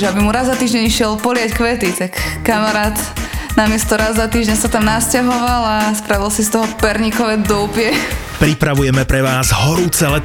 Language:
Slovak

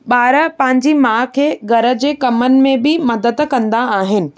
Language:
Sindhi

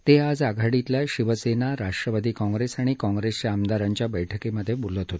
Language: Marathi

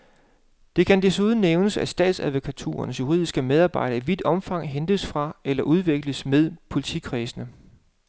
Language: Danish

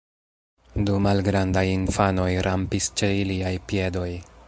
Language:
Esperanto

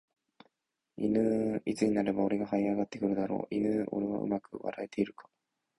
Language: Japanese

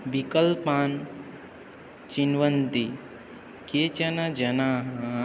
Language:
Sanskrit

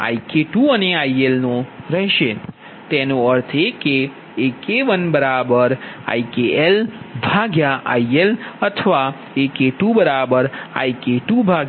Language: Gujarati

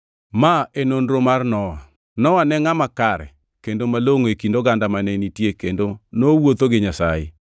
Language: Luo (Kenya and Tanzania)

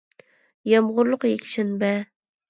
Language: Uyghur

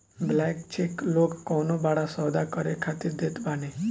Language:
Bhojpuri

